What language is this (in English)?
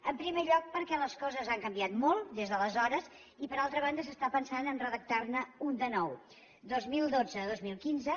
Catalan